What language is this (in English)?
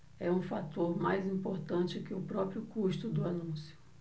Portuguese